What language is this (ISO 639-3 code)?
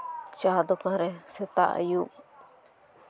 sat